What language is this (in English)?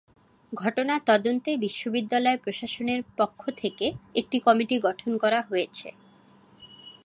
Bangla